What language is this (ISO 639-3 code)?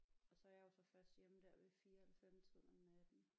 dan